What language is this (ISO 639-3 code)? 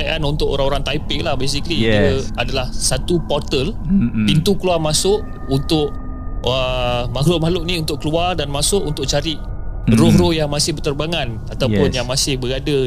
msa